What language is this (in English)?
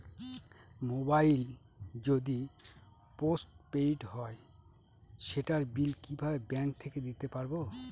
Bangla